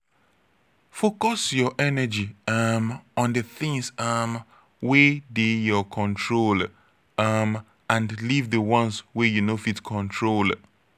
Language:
Nigerian Pidgin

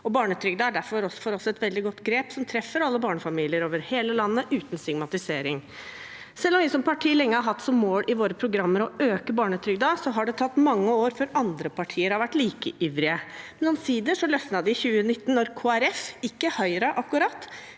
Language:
Norwegian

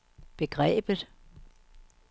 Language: Danish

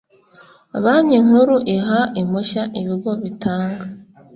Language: Kinyarwanda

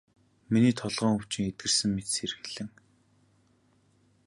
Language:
Mongolian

